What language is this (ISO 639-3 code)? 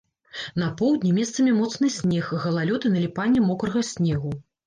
bel